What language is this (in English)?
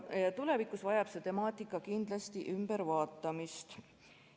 Estonian